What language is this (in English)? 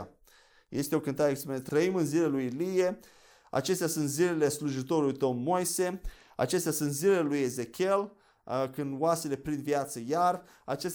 Romanian